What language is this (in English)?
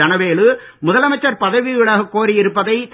Tamil